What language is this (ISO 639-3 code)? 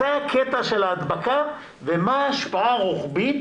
heb